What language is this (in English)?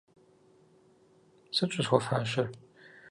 Kabardian